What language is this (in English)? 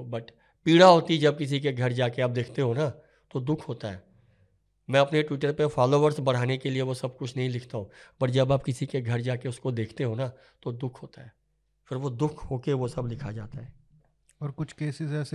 Hindi